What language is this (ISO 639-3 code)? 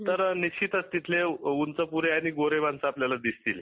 mar